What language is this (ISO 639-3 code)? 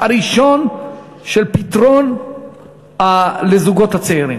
heb